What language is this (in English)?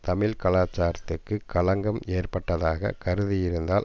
Tamil